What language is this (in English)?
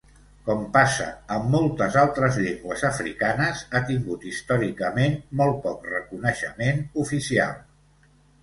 Catalan